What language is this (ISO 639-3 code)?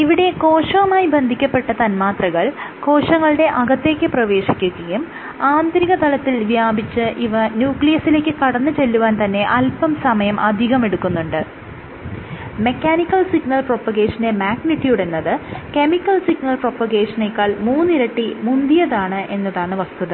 mal